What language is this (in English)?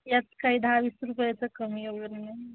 Marathi